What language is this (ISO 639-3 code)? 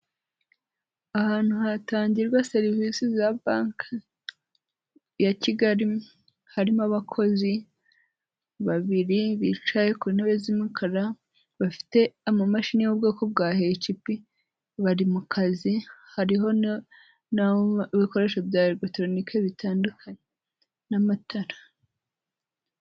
kin